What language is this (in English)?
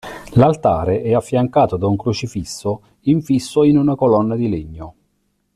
Italian